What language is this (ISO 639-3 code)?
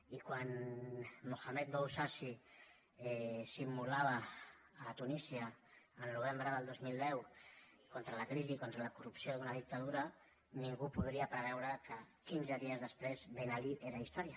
cat